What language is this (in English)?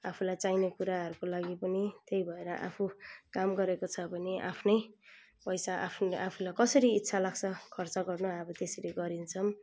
Nepali